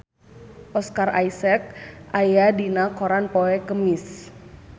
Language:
Sundanese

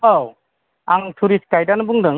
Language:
Bodo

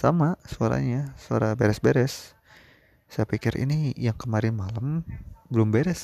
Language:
Indonesian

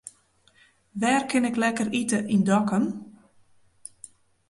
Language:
Western Frisian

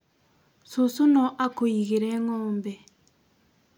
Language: Kikuyu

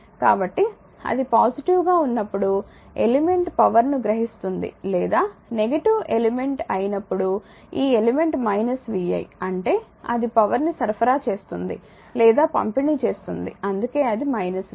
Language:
Telugu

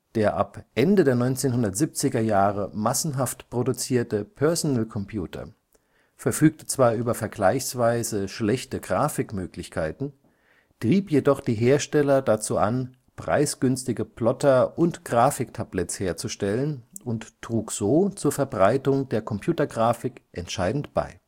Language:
German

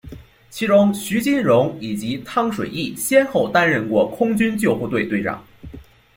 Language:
Chinese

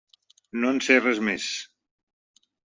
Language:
Catalan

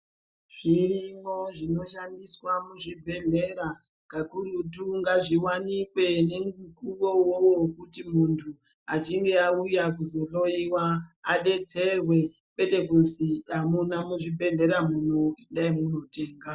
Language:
Ndau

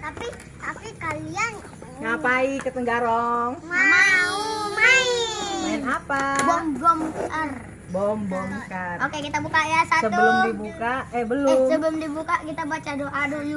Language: Indonesian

